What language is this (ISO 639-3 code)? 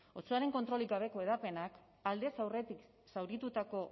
eus